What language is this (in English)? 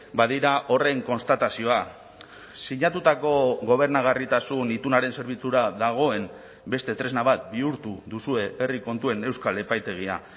Basque